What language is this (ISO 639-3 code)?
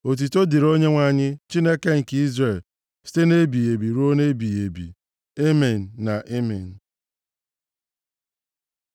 ibo